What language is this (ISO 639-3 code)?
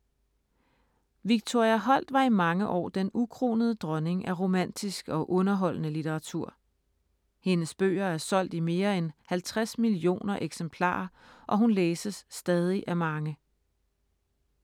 dan